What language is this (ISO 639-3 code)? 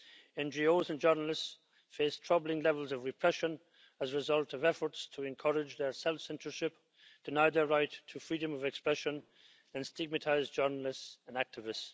eng